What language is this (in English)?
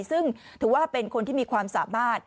Thai